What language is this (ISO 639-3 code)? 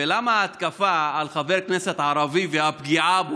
heb